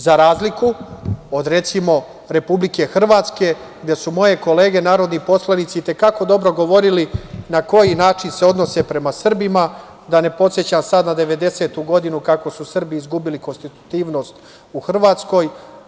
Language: Serbian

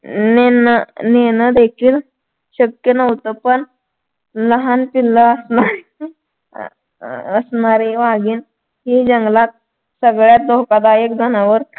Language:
Marathi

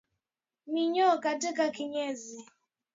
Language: Swahili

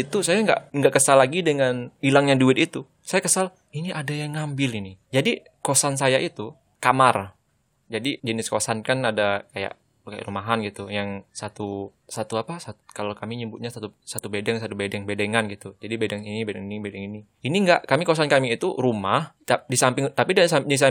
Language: Indonesian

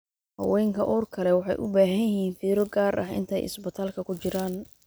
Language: Somali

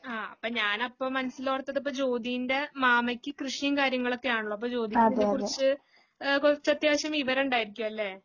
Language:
Malayalam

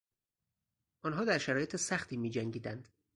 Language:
Persian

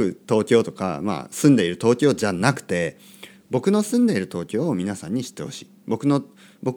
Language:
Japanese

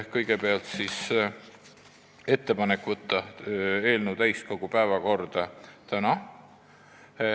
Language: Estonian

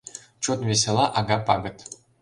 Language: Mari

